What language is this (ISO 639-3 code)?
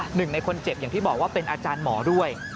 tha